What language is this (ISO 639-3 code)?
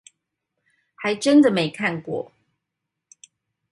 zho